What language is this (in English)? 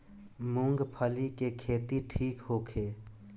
Bhojpuri